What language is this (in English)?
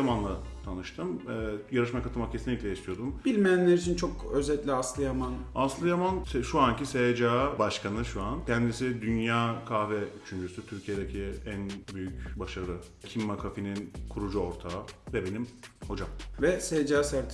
Turkish